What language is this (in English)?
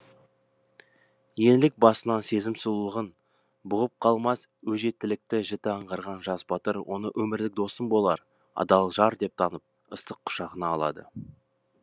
Kazakh